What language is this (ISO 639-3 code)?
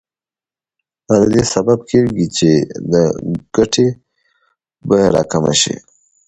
pus